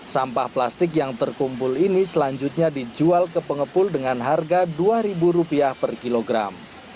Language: Indonesian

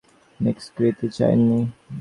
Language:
Bangla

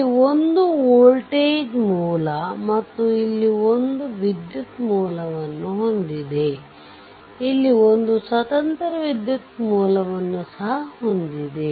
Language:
Kannada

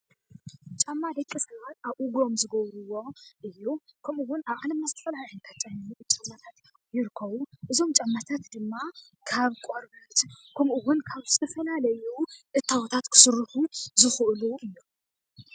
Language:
Tigrinya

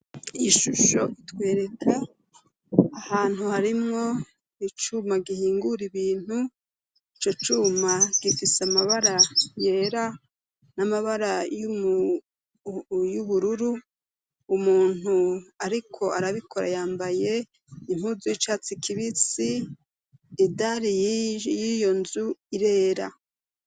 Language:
Rundi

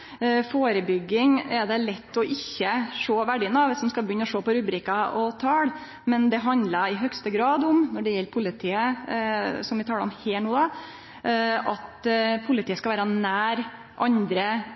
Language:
Norwegian Nynorsk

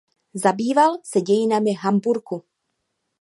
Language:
Czech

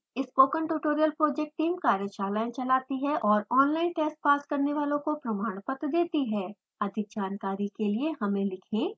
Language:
Hindi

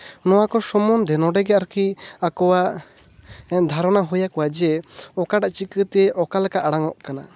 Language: Santali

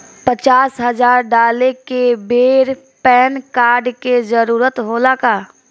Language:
Bhojpuri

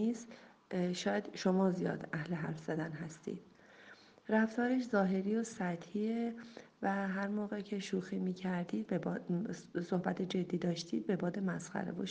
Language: Persian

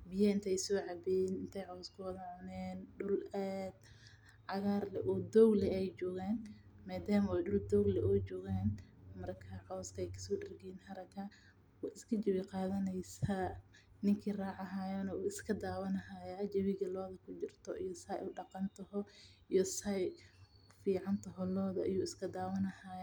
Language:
Somali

